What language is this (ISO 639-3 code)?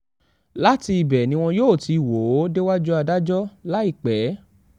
yor